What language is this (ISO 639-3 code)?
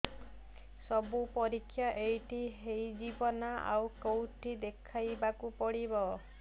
ori